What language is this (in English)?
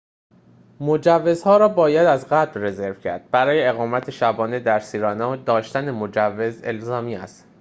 Persian